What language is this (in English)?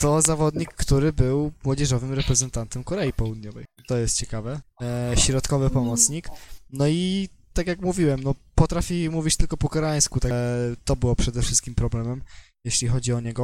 Polish